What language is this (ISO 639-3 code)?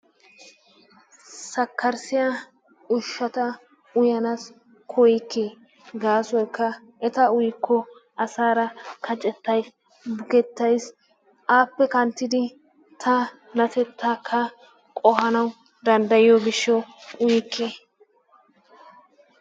wal